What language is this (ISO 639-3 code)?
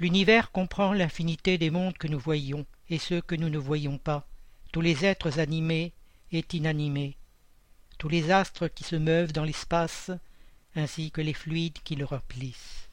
fra